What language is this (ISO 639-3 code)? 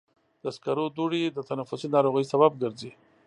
pus